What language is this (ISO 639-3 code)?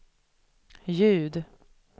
swe